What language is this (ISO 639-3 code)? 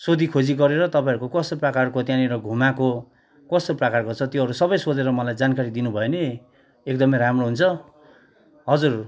nep